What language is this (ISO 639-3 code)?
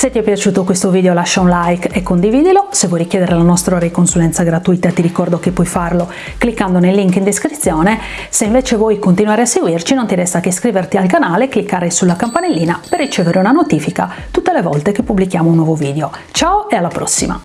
ita